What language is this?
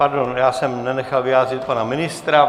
Czech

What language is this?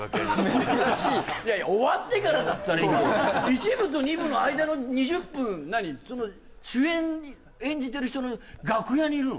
Japanese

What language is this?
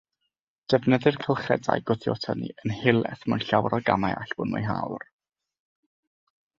Welsh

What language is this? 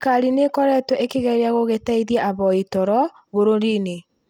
Kikuyu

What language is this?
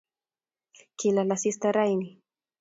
Kalenjin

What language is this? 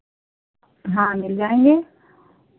Hindi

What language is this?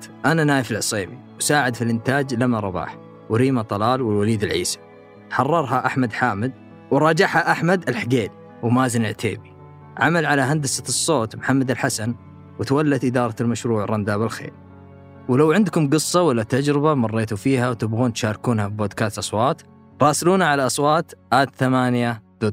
Arabic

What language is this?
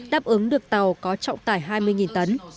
Vietnamese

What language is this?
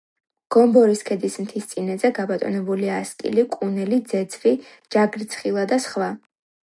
Georgian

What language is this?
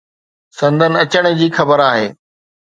Sindhi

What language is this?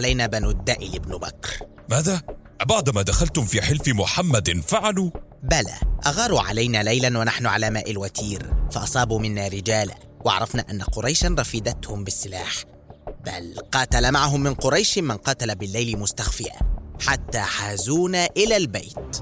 Arabic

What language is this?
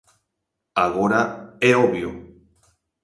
Galician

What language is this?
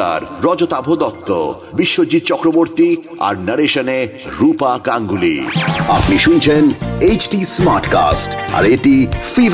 Bangla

